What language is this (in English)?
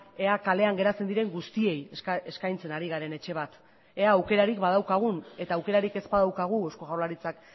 Basque